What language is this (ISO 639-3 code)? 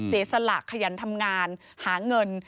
tha